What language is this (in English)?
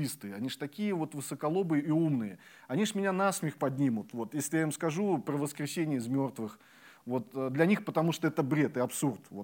Russian